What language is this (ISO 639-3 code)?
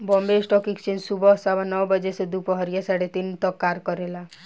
bho